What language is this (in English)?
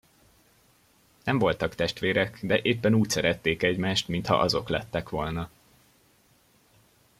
Hungarian